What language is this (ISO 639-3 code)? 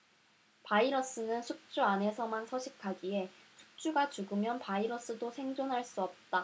kor